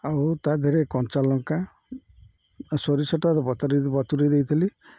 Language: Odia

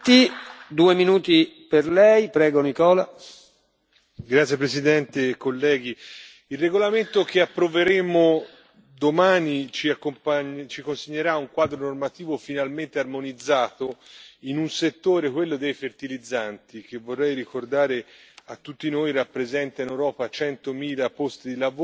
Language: Italian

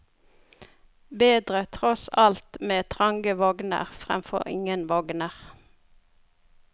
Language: Norwegian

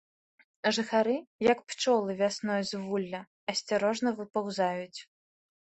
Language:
Belarusian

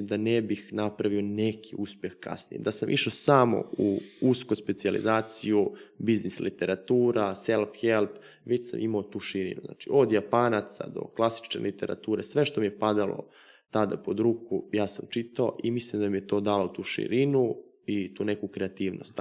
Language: Croatian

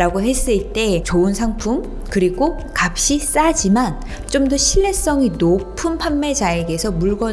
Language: Korean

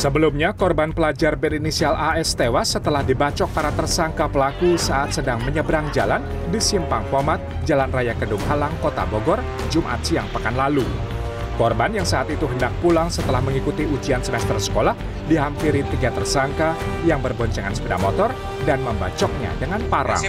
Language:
Indonesian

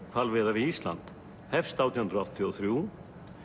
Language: Icelandic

